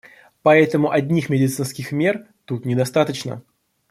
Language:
Russian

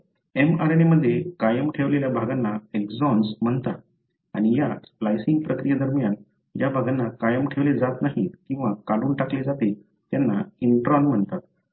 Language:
Marathi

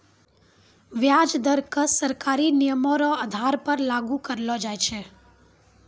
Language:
Maithili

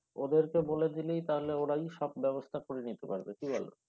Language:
Bangla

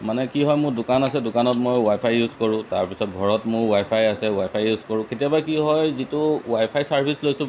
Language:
Assamese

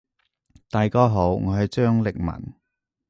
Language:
Cantonese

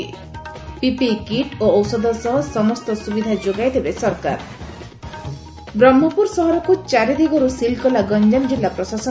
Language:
Odia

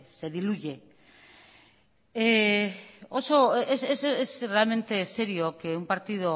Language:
Spanish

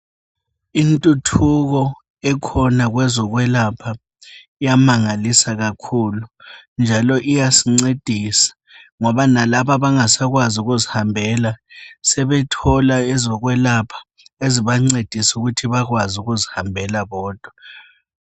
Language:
North Ndebele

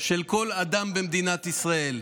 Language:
Hebrew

